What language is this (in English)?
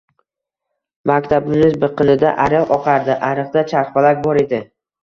Uzbek